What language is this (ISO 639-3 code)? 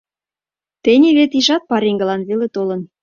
chm